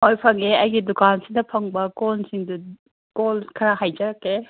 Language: Manipuri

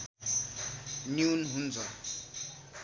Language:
Nepali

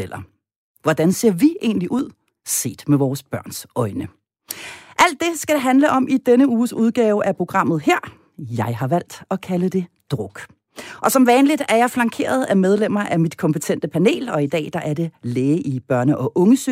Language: Danish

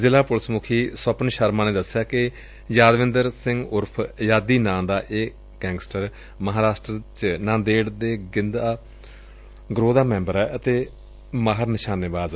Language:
Punjabi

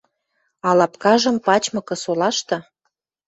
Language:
Western Mari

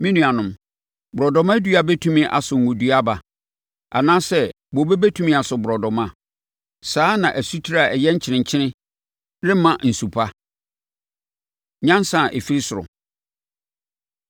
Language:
Akan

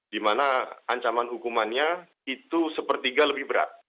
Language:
Indonesian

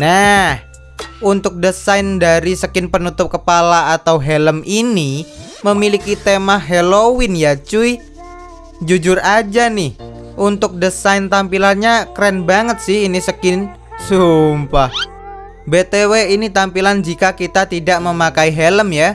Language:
Indonesian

